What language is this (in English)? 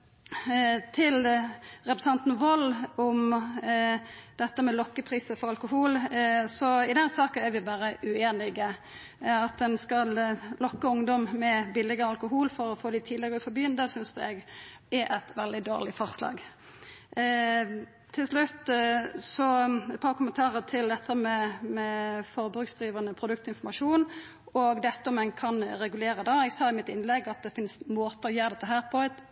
Norwegian Nynorsk